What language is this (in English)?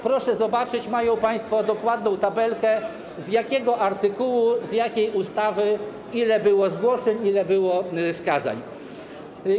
Polish